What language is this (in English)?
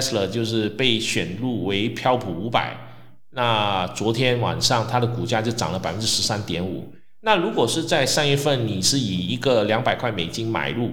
Chinese